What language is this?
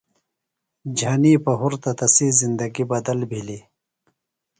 Phalura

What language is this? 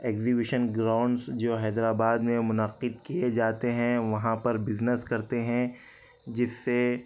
Urdu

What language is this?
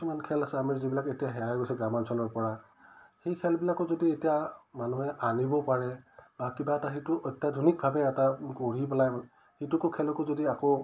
Assamese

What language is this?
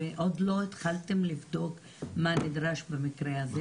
Hebrew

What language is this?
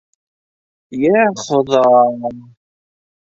Bashkir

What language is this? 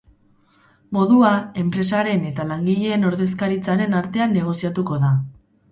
Basque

